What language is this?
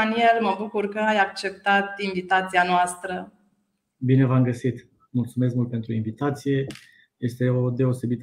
Romanian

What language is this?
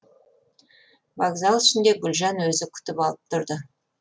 Kazakh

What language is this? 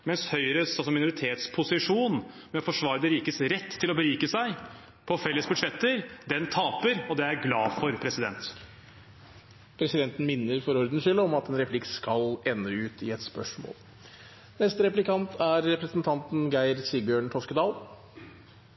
Norwegian Bokmål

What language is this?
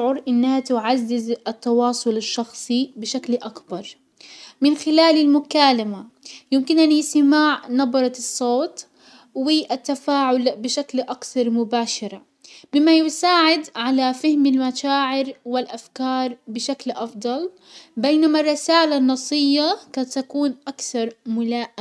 Hijazi Arabic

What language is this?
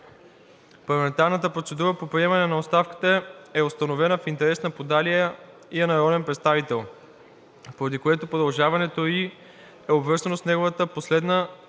Bulgarian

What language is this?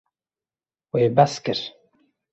Kurdish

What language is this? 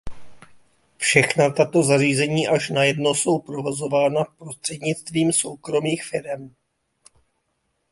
Czech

